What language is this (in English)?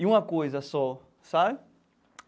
Portuguese